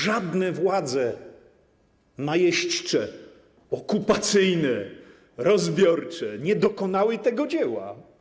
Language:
Polish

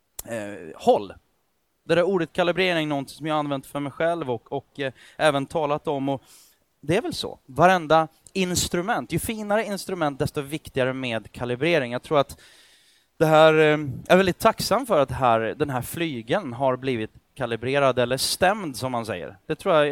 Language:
Swedish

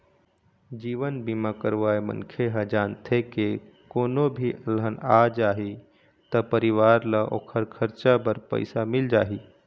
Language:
Chhattisgarhi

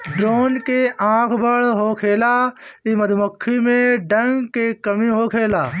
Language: Bhojpuri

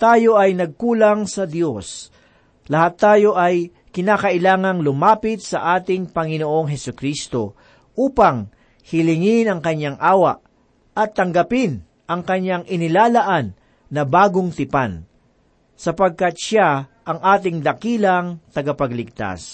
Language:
Filipino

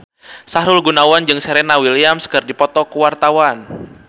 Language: Sundanese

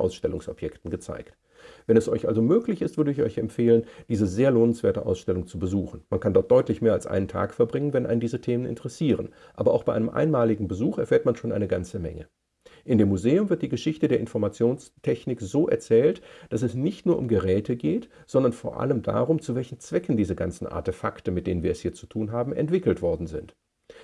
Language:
German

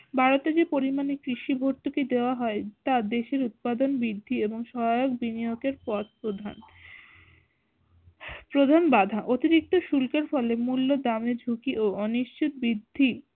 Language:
Bangla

